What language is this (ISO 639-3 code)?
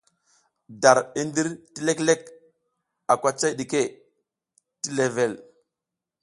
giz